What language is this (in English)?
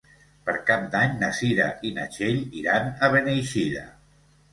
Catalan